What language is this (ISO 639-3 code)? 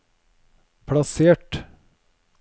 nor